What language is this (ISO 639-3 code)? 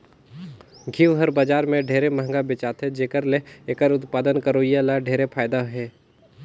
hne